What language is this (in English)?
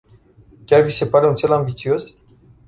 Romanian